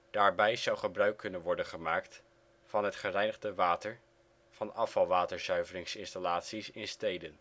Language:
Dutch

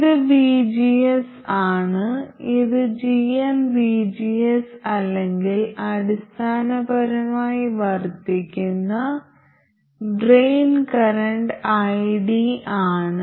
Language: Malayalam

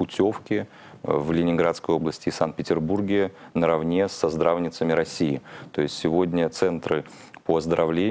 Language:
Russian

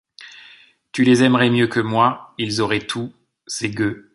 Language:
French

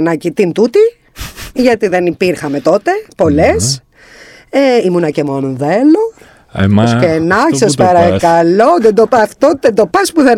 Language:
Greek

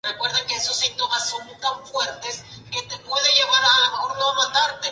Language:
Spanish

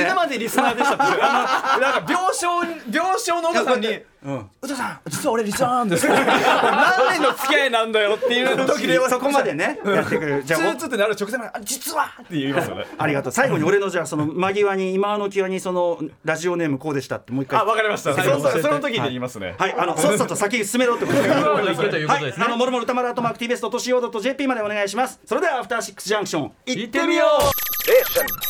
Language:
Japanese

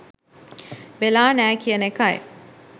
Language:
Sinhala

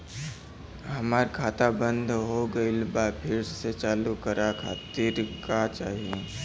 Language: Bhojpuri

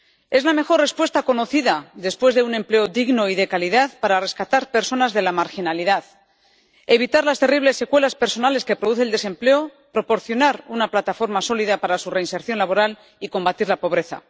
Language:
Spanish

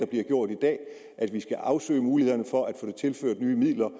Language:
Danish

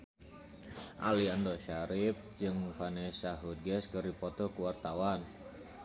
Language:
Sundanese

